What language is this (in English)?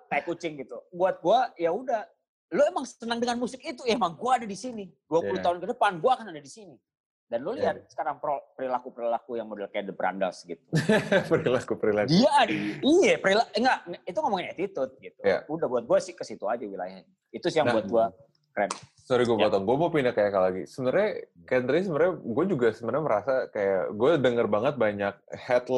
Indonesian